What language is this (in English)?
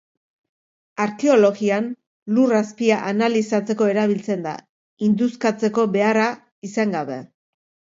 Basque